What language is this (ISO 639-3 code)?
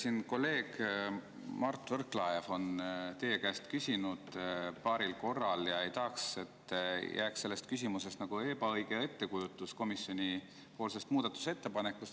est